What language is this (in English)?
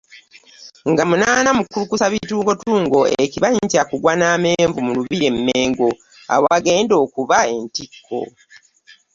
Ganda